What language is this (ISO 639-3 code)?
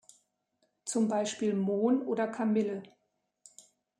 deu